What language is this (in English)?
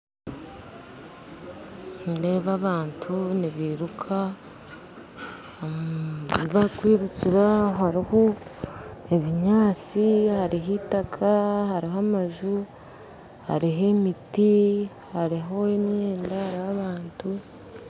Nyankole